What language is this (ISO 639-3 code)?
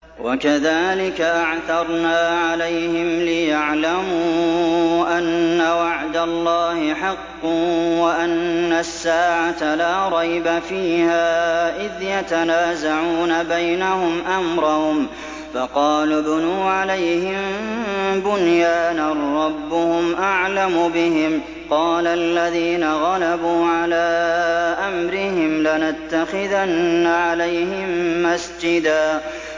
ara